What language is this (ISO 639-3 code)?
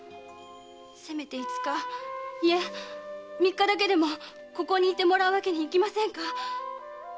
jpn